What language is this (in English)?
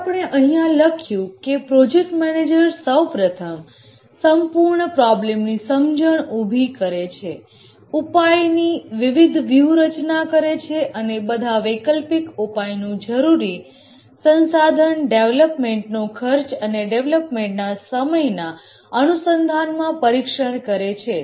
Gujarati